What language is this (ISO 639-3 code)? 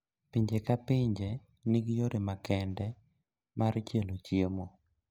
luo